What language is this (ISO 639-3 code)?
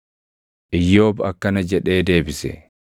orm